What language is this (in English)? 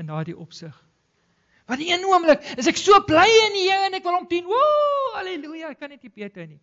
Dutch